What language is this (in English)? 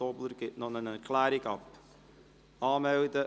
Swiss German